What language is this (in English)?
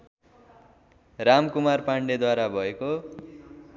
Nepali